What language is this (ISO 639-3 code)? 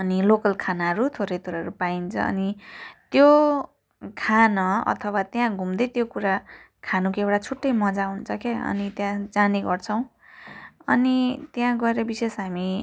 nep